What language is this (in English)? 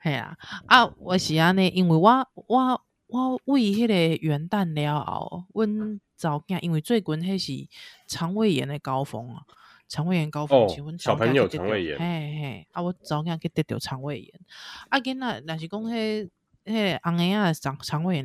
Chinese